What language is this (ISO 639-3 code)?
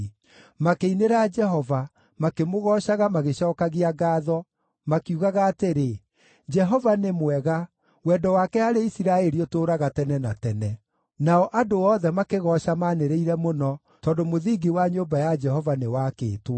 kik